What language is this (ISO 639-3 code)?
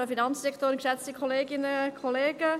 gsw